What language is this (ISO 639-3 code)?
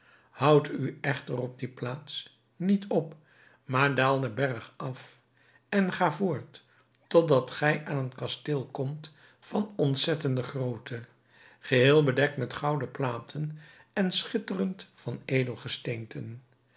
nld